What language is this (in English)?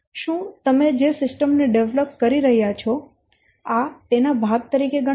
Gujarati